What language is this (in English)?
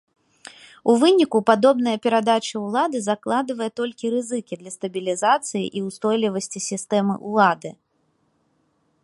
Belarusian